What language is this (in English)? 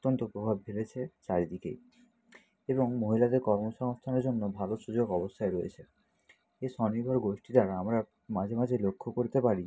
Bangla